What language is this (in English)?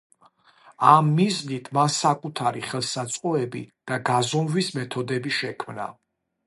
Georgian